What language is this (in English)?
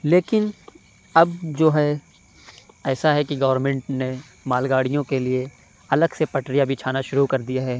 Urdu